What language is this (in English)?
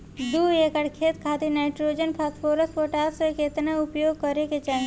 Bhojpuri